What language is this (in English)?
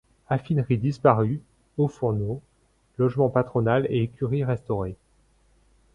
French